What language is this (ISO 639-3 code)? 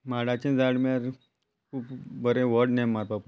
kok